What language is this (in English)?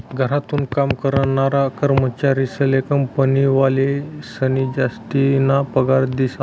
Marathi